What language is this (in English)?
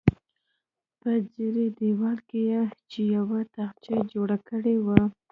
Pashto